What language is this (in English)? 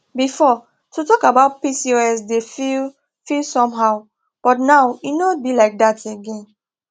Nigerian Pidgin